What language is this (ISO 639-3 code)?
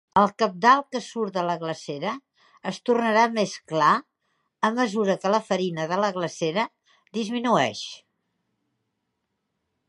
cat